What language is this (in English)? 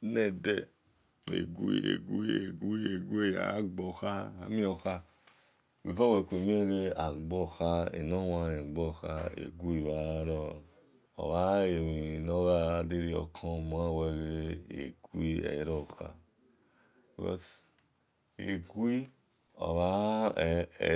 Esan